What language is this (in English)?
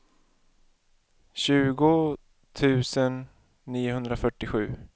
Swedish